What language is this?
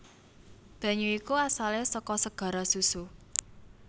Javanese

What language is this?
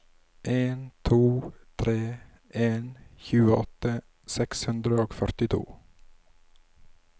Norwegian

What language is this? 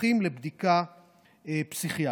Hebrew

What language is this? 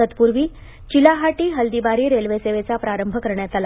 Marathi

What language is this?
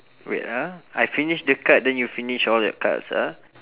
English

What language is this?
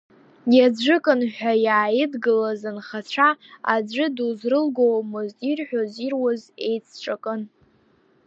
Abkhazian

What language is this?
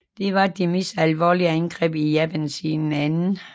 Danish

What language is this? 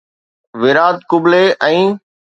Sindhi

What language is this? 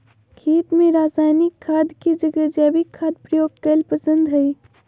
Magahi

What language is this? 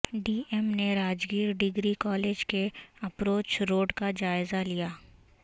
Urdu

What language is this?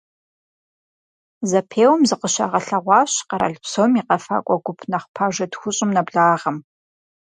Kabardian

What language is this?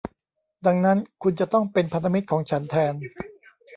Thai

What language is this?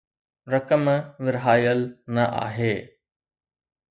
Sindhi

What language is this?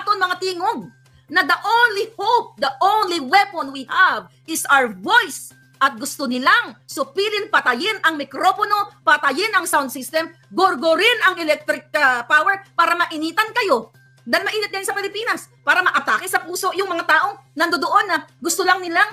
Filipino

